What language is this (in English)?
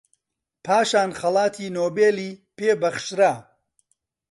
Central Kurdish